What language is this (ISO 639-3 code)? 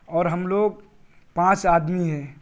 urd